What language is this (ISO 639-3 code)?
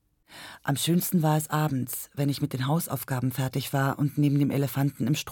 deu